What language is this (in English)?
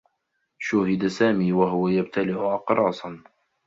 Arabic